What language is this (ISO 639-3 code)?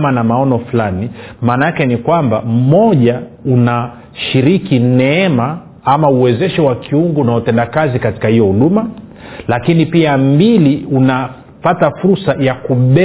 swa